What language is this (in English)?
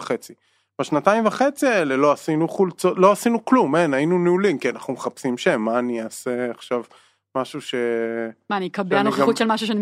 Hebrew